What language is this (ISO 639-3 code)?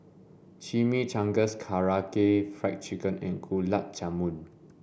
eng